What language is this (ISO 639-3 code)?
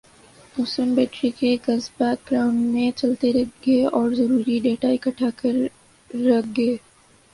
urd